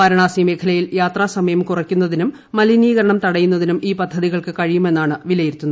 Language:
Malayalam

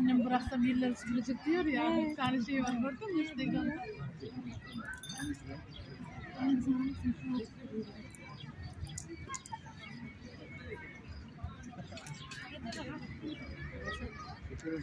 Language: Turkish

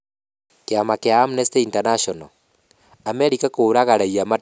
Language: Kikuyu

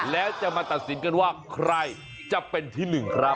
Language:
Thai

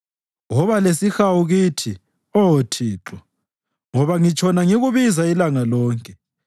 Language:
North Ndebele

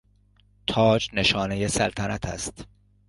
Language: Persian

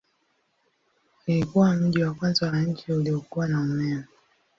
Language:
Swahili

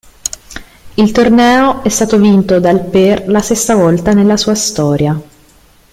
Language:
Italian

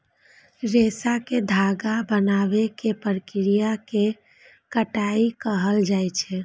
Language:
Maithili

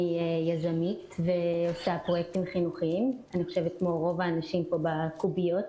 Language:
Hebrew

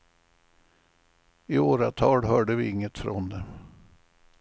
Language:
Swedish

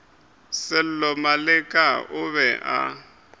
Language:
Northern Sotho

